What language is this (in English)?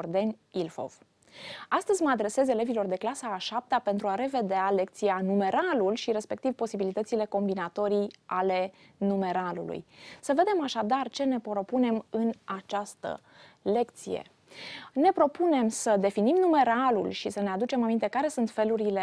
Romanian